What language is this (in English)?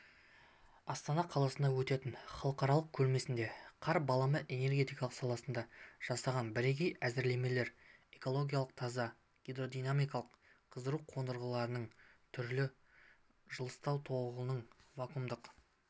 Kazakh